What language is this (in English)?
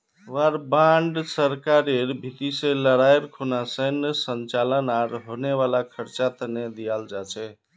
Magahi